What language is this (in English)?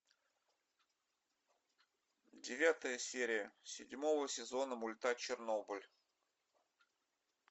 Russian